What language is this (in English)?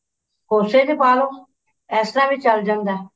Punjabi